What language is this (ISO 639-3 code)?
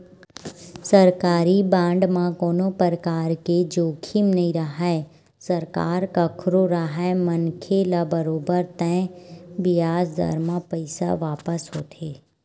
hne